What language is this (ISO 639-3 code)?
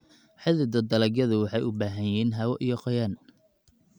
som